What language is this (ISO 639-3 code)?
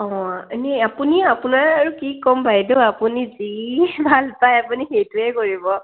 asm